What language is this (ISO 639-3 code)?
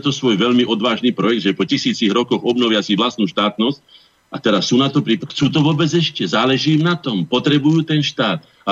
slk